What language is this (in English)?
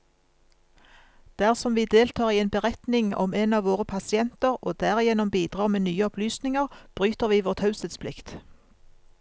Norwegian